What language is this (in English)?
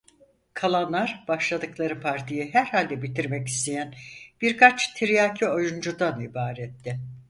Turkish